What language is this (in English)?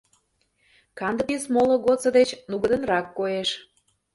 Mari